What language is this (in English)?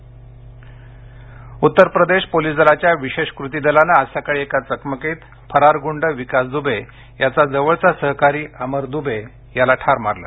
Marathi